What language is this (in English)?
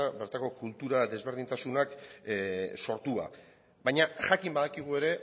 Basque